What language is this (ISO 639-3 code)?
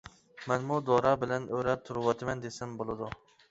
uig